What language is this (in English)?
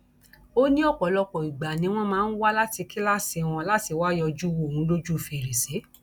Yoruba